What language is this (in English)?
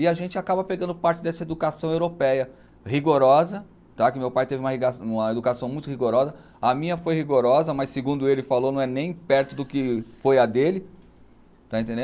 Portuguese